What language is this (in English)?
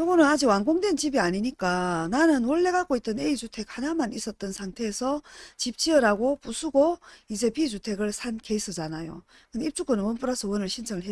Korean